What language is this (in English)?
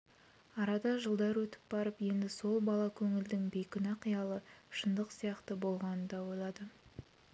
Kazakh